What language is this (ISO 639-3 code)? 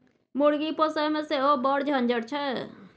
mai